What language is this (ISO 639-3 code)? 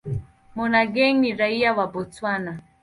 swa